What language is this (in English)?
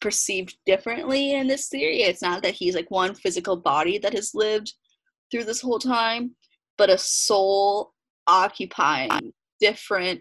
English